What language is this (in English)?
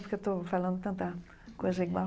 Portuguese